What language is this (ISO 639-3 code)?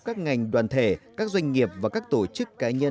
vie